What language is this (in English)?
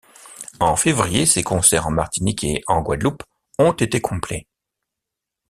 French